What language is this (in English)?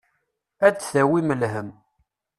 Kabyle